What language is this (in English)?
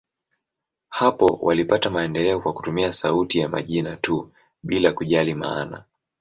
Swahili